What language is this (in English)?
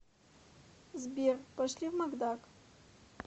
Russian